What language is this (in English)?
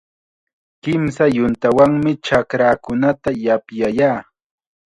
Chiquián Ancash Quechua